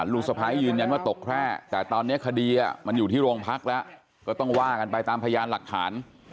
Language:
Thai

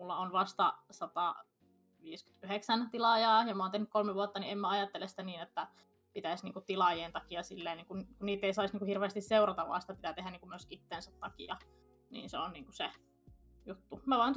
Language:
Finnish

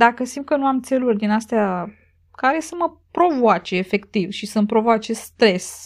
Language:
Romanian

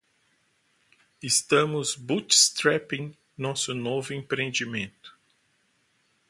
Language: Portuguese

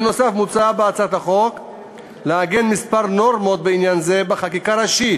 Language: Hebrew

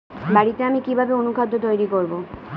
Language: Bangla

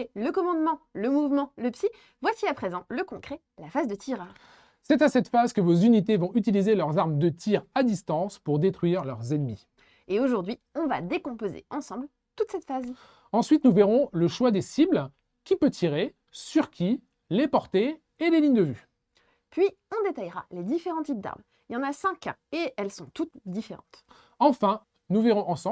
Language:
French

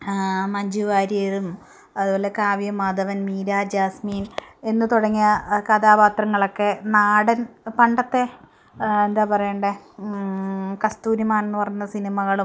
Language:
Malayalam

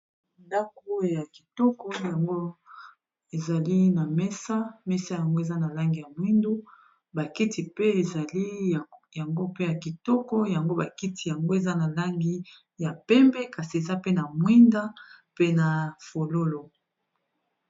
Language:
Lingala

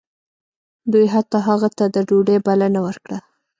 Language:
Pashto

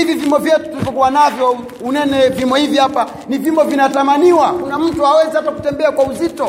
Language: Swahili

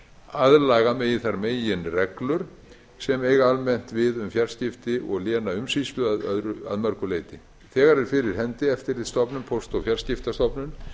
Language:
Icelandic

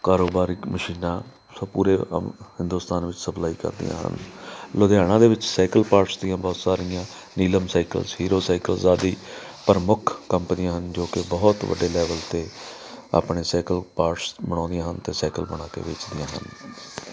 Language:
Punjabi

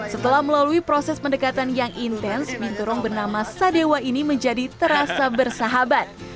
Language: Indonesian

